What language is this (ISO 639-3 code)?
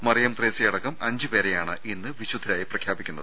mal